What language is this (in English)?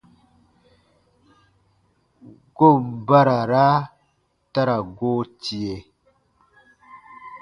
Baatonum